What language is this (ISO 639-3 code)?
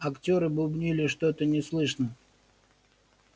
rus